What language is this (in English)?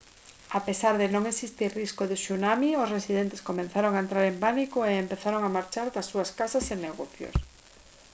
Galician